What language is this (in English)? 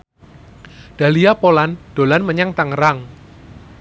Javanese